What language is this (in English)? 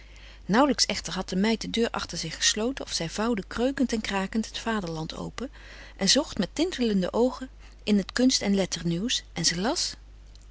Dutch